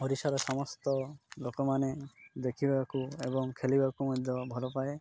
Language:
Odia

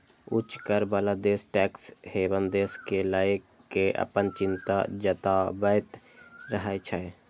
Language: Maithili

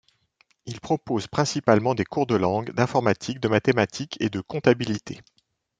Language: French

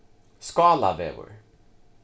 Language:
Faroese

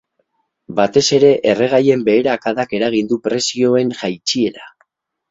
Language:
Basque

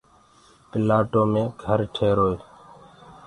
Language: Gurgula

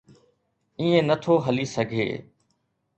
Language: Sindhi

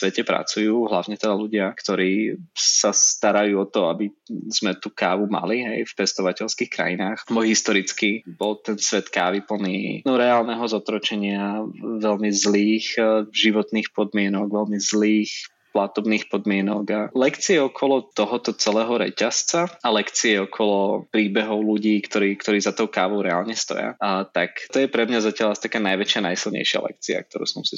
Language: Slovak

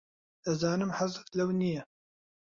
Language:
Central Kurdish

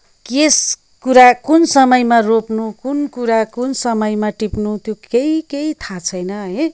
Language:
Nepali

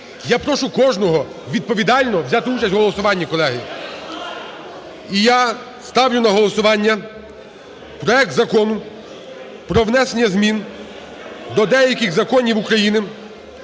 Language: Ukrainian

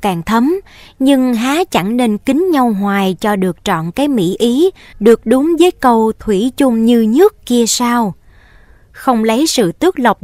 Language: Vietnamese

